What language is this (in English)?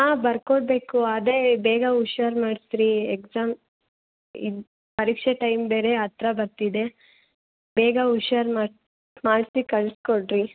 Kannada